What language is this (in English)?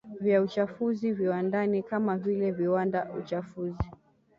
Swahili